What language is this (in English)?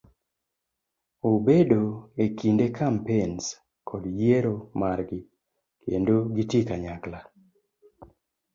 Luo (Kenya and Tanzania)